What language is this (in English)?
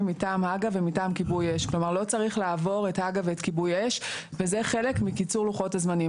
Hebrew